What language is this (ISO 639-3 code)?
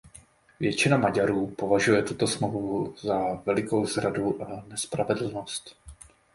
ces